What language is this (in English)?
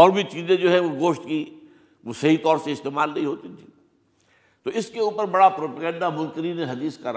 Urdu